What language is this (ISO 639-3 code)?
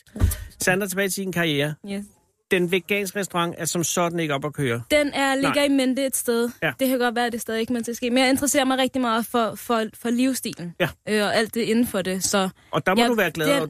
dan